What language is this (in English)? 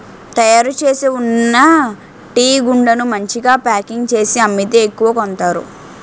Telugu